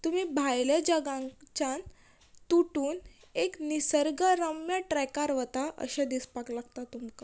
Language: Konkani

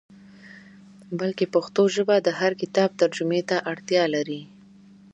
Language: Pashto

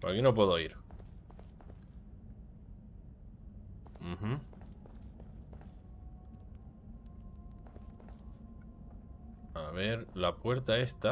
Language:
Spanish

